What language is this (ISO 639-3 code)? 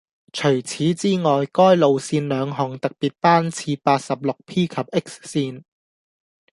yue